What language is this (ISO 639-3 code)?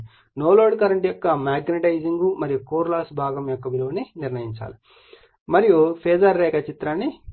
tel